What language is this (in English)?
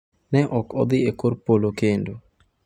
Luo (Kenya and Tanzania)